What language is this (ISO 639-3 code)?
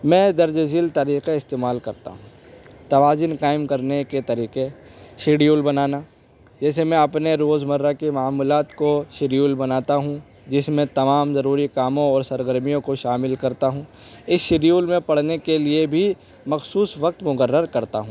urd